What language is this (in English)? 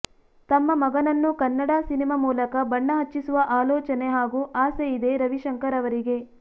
Kannada